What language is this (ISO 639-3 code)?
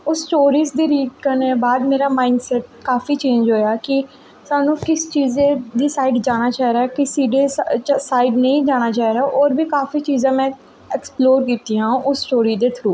doi